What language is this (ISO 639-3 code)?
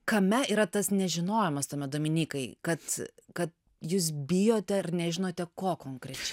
lit